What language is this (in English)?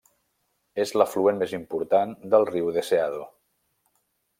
Catalan